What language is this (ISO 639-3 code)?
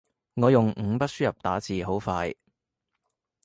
yue